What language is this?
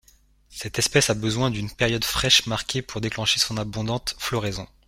French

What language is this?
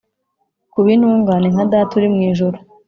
Kinyarwanda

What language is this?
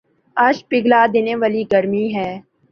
Urdu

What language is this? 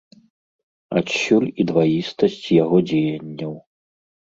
Belarusian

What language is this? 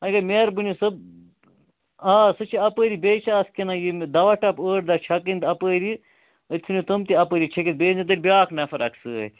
Kashmiri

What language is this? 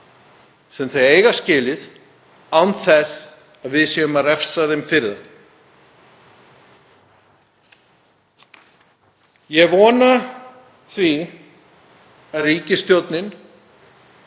Icelandic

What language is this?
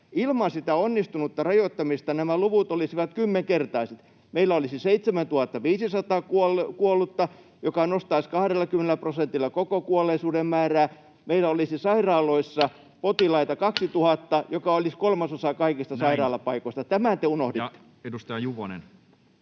Finnish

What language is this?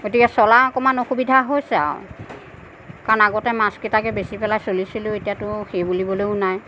Assamese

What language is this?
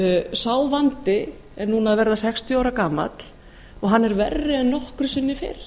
Icelandic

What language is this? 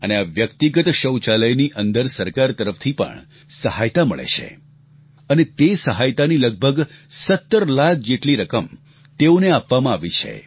Gujarati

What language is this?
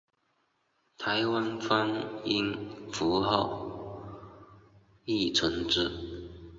Chinese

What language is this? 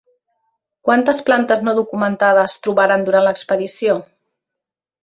Catalan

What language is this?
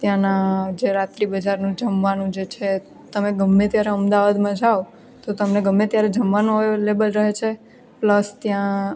Gujarati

